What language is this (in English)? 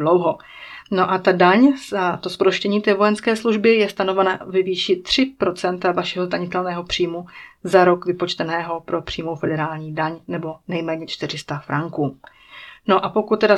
Czech